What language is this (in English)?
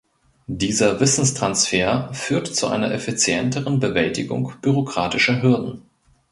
German